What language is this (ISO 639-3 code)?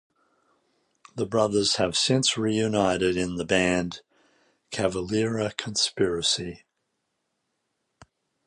eng